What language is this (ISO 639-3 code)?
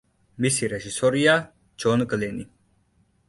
kat